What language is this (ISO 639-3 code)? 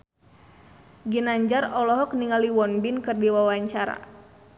sun